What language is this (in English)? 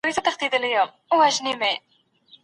Pashto